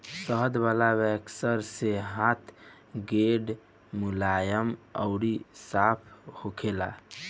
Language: Bhojpuri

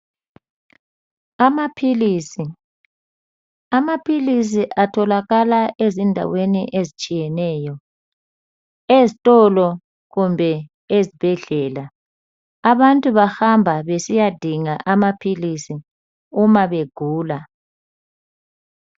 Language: North Ndebele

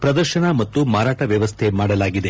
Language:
Kannada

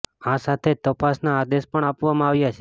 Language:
Gujarati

